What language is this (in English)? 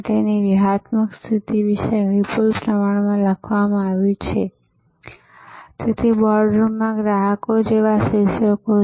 Gujarati